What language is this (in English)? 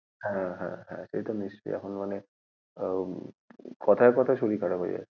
Bangla